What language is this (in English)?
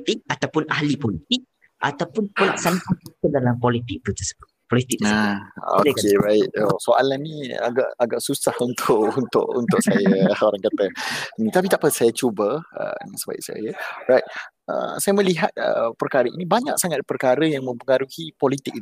Malay